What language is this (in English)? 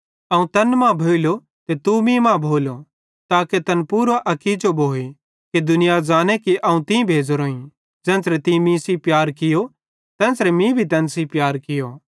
Bhadrawahi